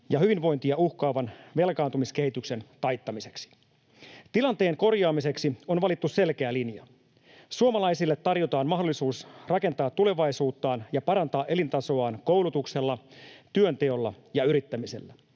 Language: Finnish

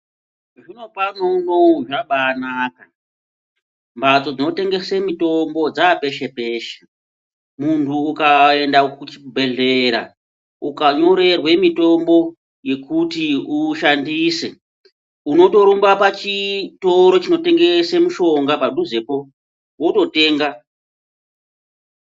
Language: Ndau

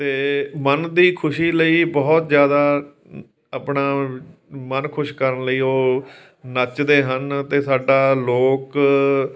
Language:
Punjabi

